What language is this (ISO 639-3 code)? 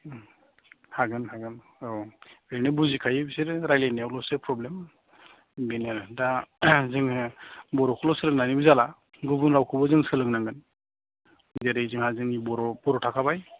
brx